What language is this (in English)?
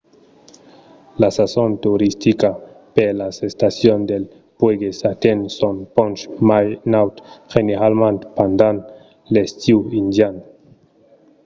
Occitan